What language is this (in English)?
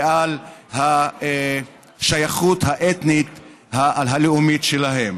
Hebrew